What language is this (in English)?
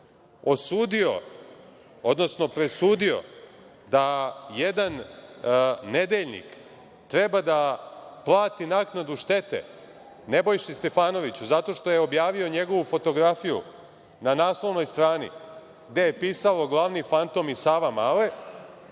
Serbian